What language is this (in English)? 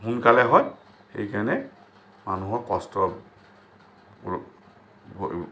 Assamese